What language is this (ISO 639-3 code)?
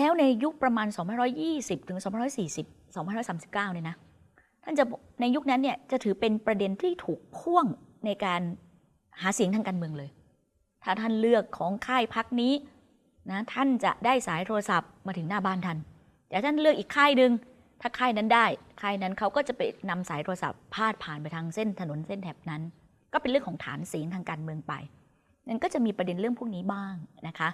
tha